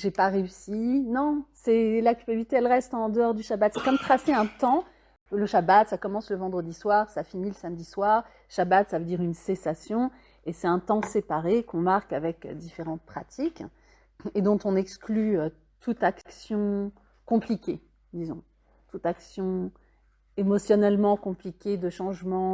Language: French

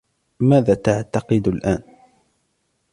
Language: Arabic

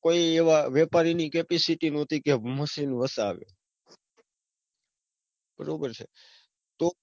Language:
Gujarati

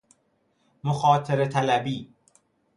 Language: Persian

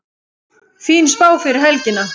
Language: Icelandic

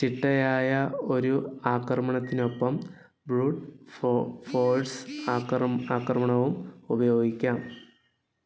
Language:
Malayalam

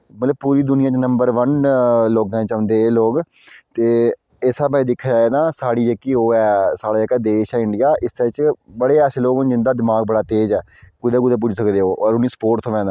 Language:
Dogri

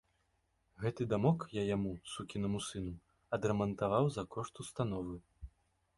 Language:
Belarusian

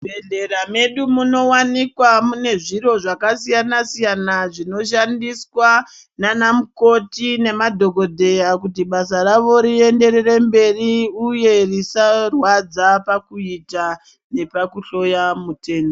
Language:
Ndau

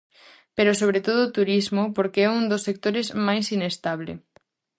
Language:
Galician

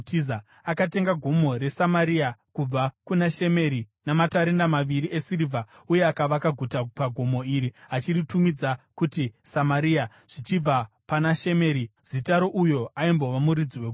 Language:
Shona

